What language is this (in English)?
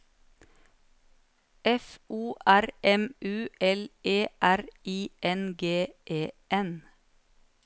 Norwegian